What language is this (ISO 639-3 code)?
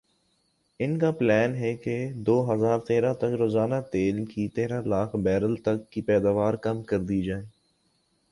urd